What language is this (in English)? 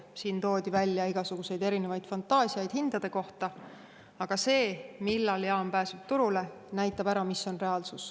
Estonian